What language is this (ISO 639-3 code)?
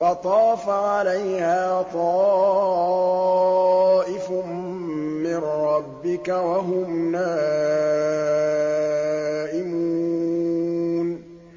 ara